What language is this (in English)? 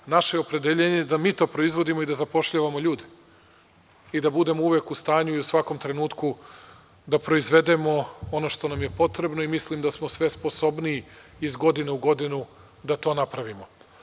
Serbian